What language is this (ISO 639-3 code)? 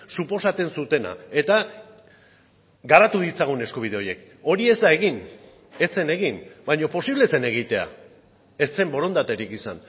eus